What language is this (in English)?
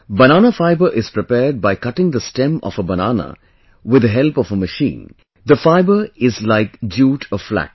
English